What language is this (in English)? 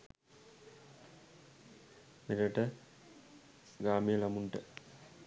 Sinhala